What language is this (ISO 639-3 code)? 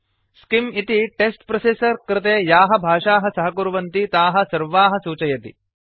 san